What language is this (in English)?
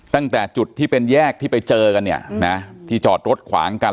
Thai